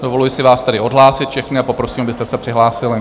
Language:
Czech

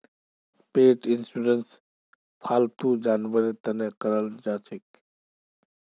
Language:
Magahi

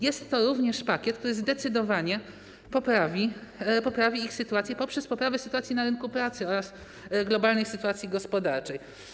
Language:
Polish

